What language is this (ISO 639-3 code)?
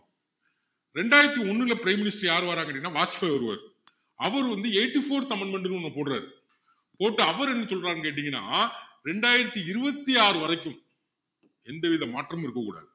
tam